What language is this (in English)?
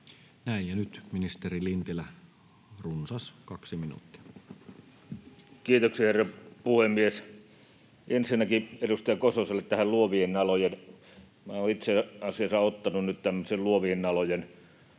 Finnish